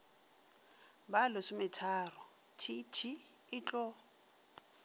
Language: Northern Sotho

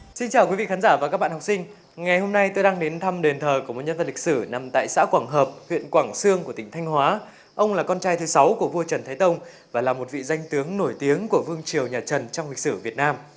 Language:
Vietnamese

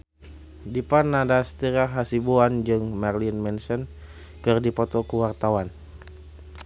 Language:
Sundanese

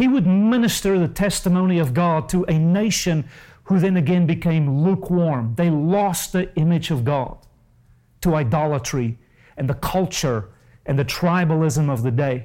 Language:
English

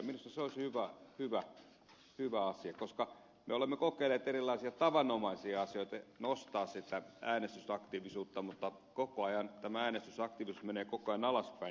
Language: Finnish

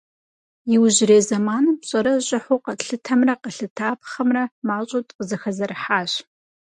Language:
Kabardian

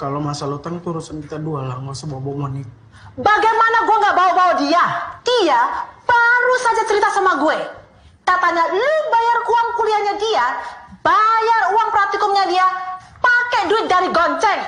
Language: Indonesian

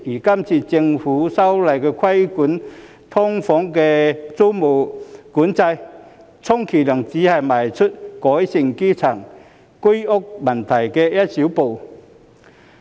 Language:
Cantonese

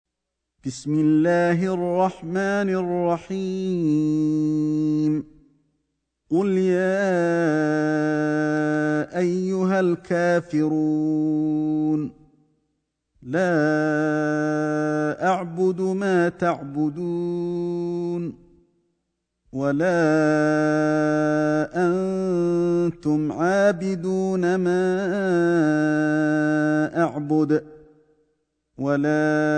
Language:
Arabic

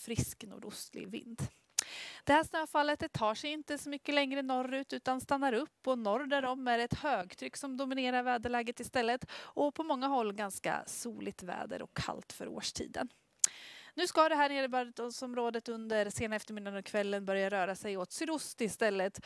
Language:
Swedish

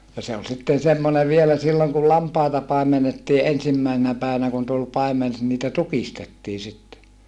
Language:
Finnish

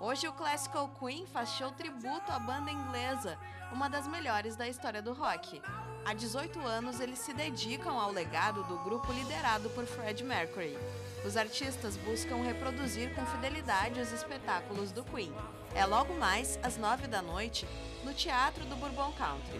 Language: Portuguese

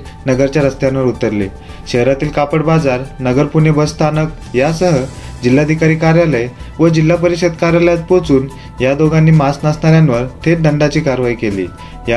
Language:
Marathi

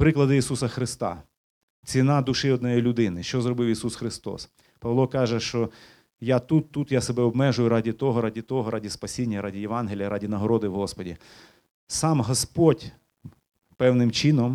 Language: Ukrainian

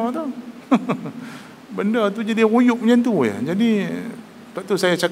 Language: Malay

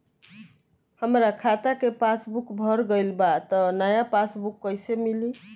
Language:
Bhojpuri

